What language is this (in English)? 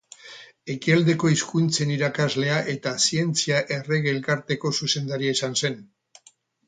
Basque